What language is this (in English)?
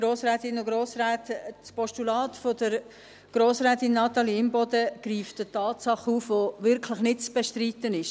Swiss German